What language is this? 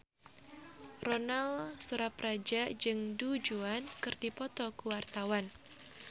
Sundanese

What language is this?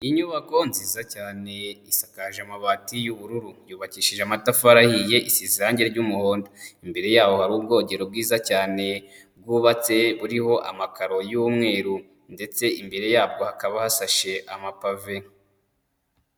Kinyarwanda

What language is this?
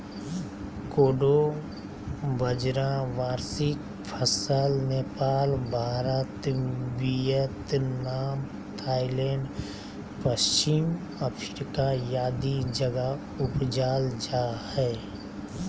Magahi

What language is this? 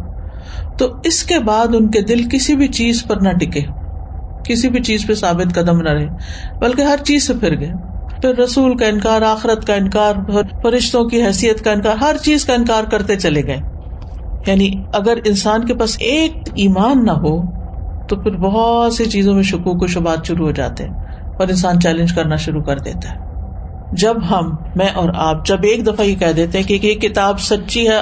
Urdu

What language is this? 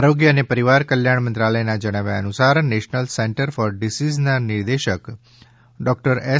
Gujarati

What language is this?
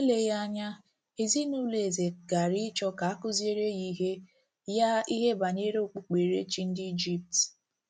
Igbo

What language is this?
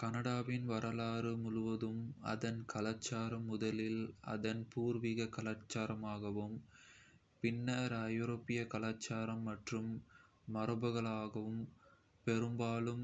Kota (India)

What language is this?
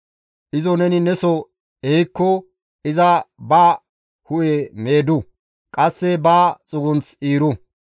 Gamo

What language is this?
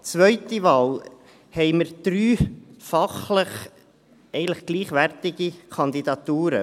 Swiss German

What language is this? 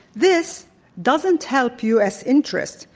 English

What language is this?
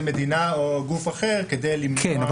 Hebrew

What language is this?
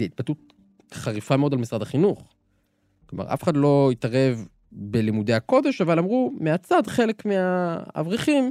Hebrew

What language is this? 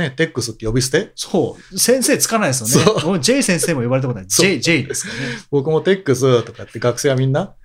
Japanese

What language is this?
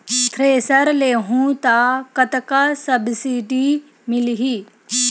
Chhattisgarhi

